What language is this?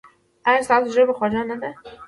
Pashto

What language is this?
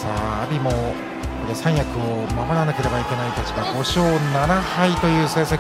Japanese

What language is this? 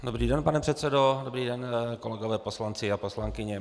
Czech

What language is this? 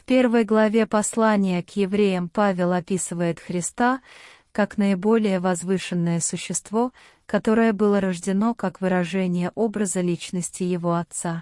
Russian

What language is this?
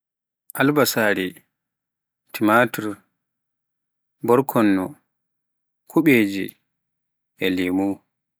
Pular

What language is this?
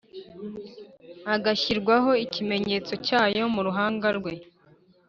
Kinyarwanda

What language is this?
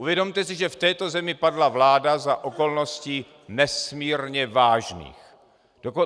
Czech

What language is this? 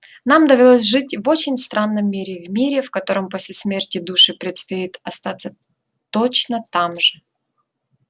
Russian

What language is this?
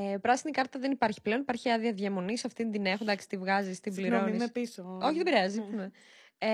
Greek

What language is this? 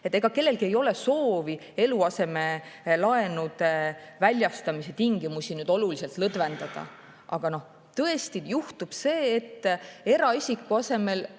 Estonian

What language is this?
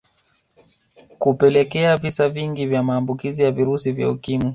Swahili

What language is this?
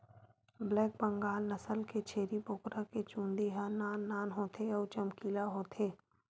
Chhattisgarhi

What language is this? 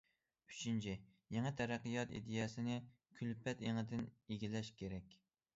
Uyghur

